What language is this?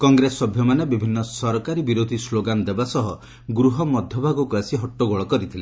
Odia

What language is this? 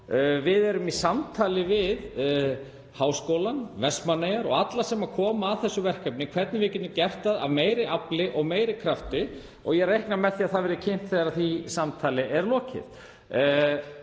Icelandic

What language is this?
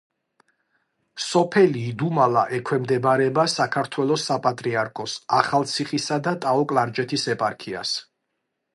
Georgian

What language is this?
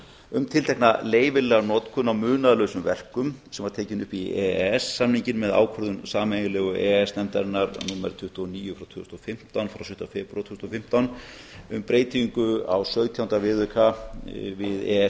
Icelandic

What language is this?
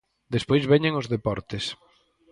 Galician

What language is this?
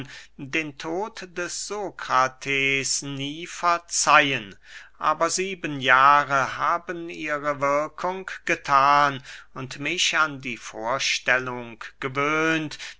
German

